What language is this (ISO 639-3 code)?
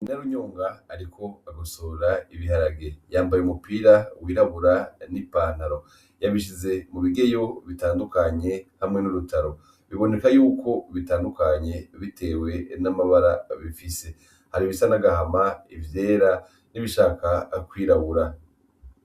run